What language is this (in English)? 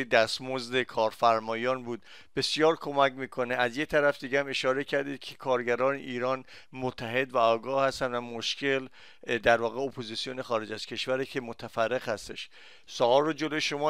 Persian